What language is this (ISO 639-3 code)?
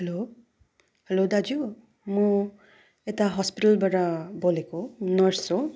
nep